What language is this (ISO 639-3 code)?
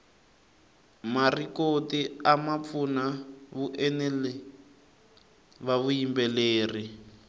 tso